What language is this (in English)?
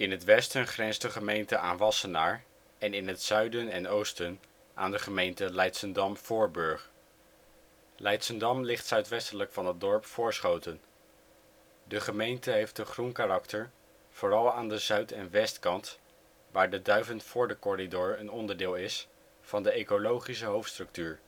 Dutch